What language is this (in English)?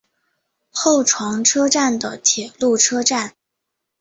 Chinese